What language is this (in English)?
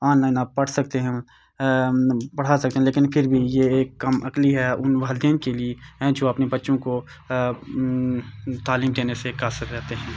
Urdu